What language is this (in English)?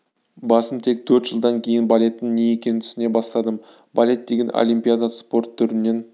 Kazakh